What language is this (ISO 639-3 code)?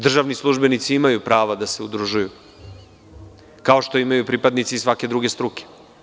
srp